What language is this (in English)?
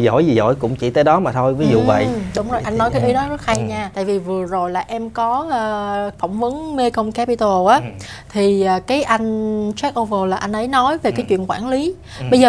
Vietnamese